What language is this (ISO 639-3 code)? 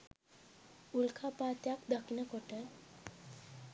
sin